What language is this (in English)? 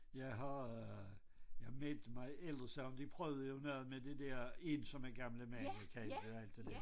Danish